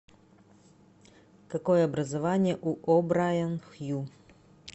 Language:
Russian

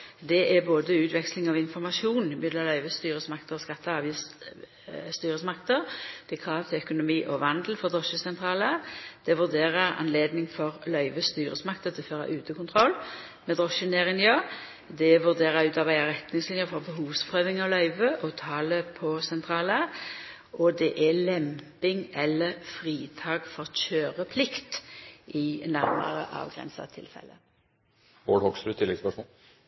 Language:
Norwegian Nynorsk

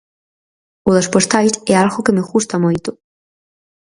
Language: Galician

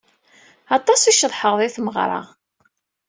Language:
Kabyle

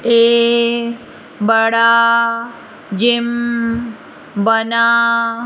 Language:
Hindi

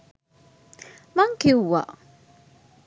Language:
Sinhala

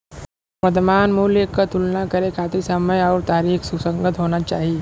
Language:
Bhojpuri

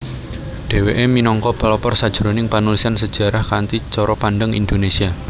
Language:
Javanese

